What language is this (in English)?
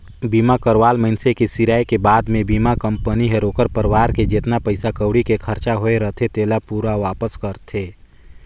Chhattisgarhi